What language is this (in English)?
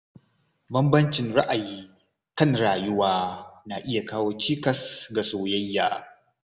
Hausa